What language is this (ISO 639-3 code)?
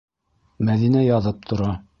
bak